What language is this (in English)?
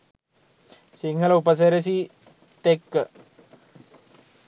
Sinhala